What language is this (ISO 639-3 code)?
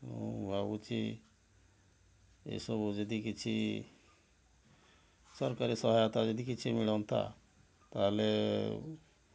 ori